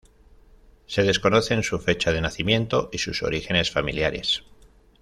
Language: Spanish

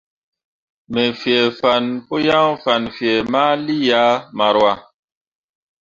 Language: Mundang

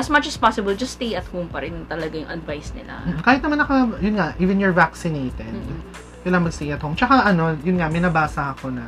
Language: Filipino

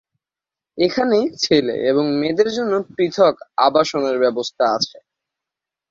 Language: Bangla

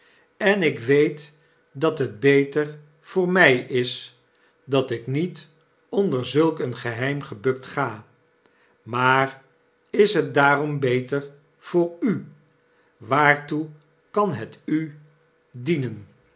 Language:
Dutch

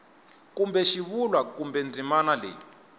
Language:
Tsonga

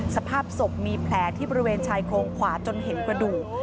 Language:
Thai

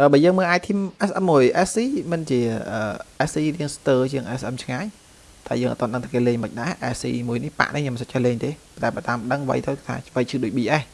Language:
Vietnamese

